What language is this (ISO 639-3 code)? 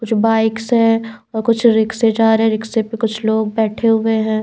hin